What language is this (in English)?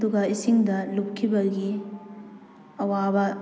Manipuri